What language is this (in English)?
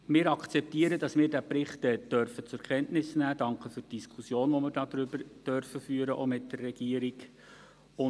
Swiss German